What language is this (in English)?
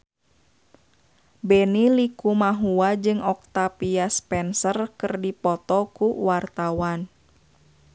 Sundanese